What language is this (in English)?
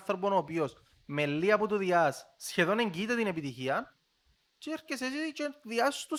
Greek